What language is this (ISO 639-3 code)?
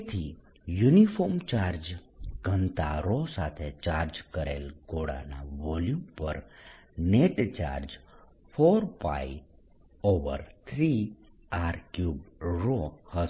guj